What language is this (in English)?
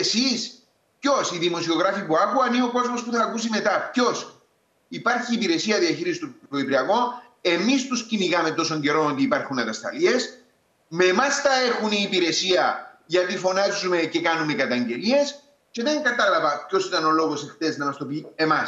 Greek